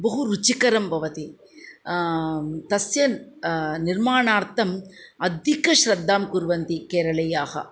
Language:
Sanskrit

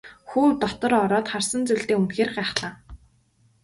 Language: Mongolian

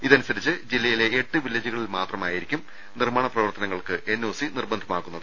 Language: Malayalam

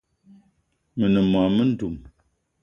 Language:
Eton (Cameroon)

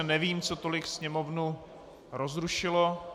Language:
Czech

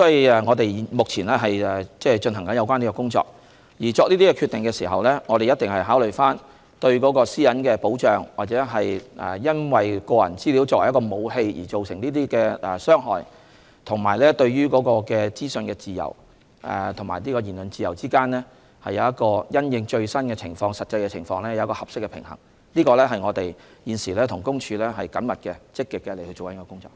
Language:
Cantonese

